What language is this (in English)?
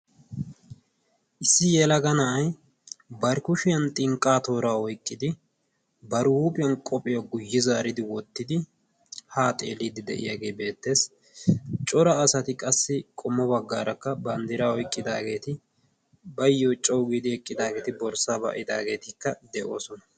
Wolaytta